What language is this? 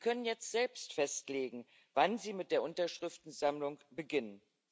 German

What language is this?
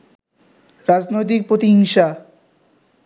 Bangla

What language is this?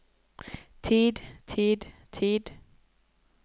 Norwegian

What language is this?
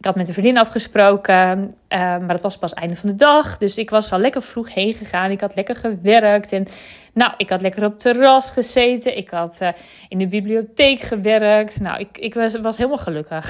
Dutch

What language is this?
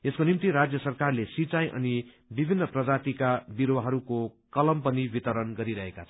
Nepali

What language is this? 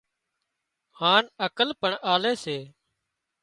Wadiyara Koli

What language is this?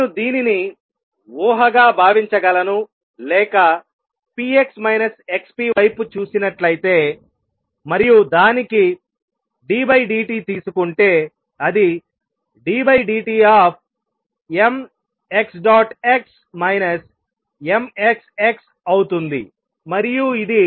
Telugu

